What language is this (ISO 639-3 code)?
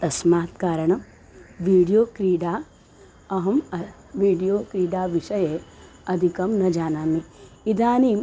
san